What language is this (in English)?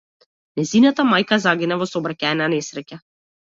Macedonian